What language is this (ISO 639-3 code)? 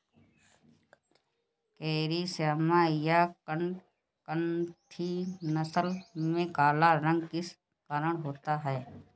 hin